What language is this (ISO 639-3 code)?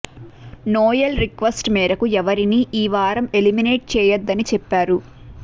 tel